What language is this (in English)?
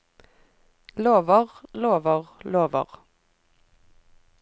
Norwegian